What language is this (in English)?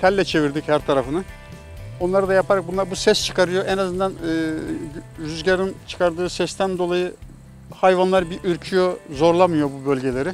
Turkish